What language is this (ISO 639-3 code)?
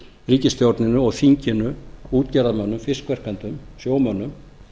isl